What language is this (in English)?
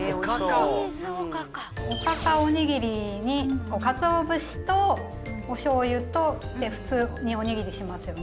Japanese